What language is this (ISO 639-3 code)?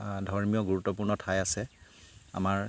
asm